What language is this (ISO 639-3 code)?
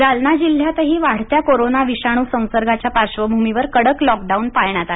mar